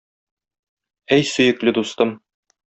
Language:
Tatar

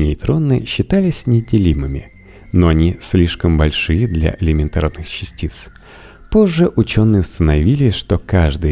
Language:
Russian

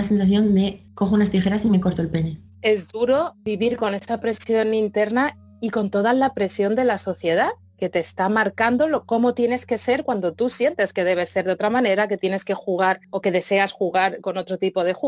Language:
Spanish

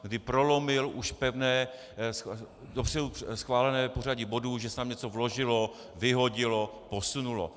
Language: Czech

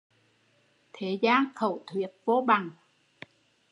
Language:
Vietnamese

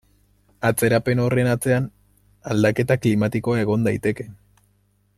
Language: Basque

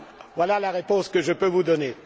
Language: French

